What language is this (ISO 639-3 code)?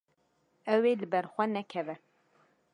kur